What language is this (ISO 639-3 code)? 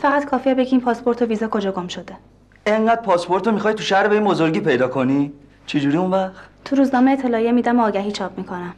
fas